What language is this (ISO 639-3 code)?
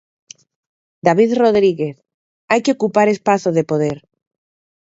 glg